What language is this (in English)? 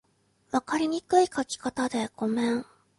Japanese